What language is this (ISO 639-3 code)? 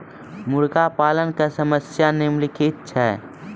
mai